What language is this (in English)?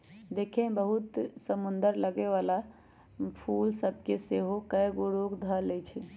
Magahi